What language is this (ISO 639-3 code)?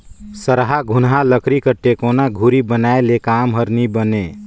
hne